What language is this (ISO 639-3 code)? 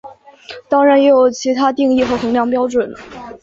zho